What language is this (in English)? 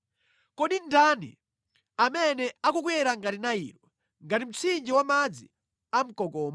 Nyanja